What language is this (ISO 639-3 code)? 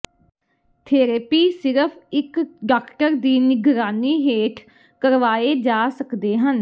pan